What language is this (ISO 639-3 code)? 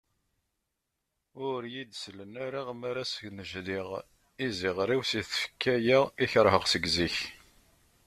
kab